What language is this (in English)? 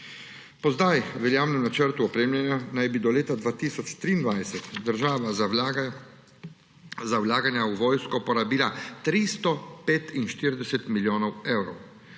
Slovenian